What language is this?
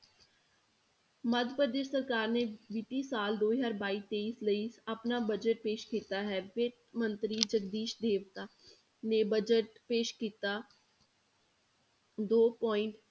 Punjabi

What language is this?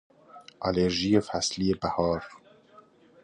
Persian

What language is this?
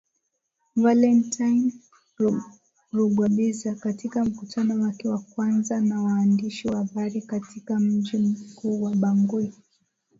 Swahili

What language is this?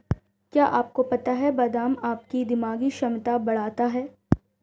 Hindi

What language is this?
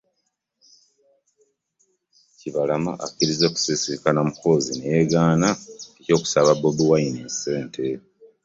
Ganda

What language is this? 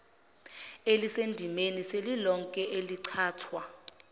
Zulu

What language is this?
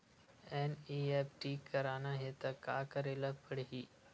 Chhattisgarhi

